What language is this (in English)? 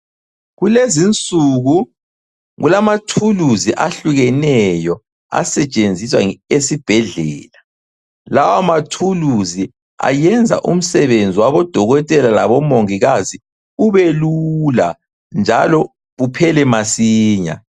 North Ndebele